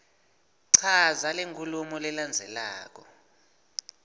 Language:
Swati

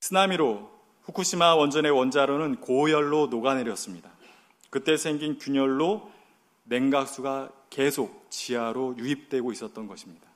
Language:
Korean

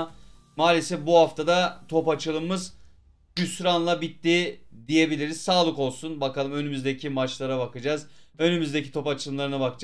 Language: Turkish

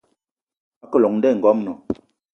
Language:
Eton (Cameroon)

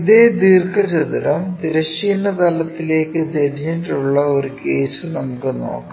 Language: Malayalam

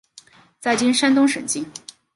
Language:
Chinese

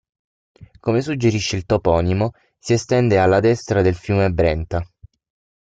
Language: Italian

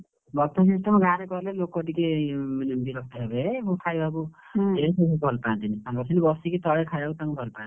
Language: Odia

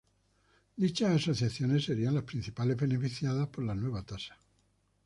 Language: Spanish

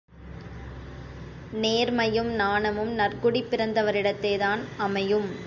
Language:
Tamil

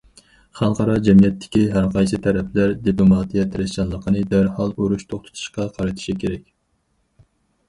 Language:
Uyghur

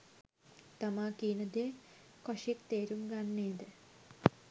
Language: Sinhala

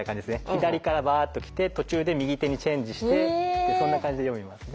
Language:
Japanese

